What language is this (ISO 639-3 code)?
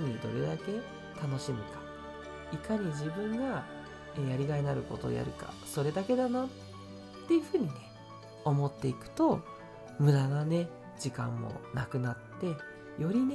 jpn